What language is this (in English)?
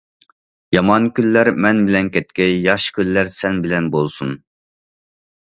Uyghur